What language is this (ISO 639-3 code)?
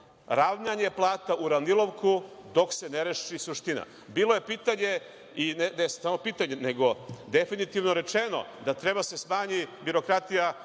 srp